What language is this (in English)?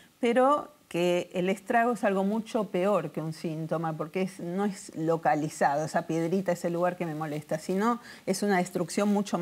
Spanish